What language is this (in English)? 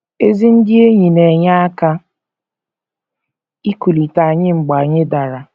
Igbo